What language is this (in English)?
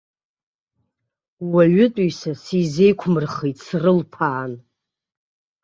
Abkhazian